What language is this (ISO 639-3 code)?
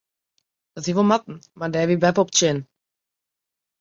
fry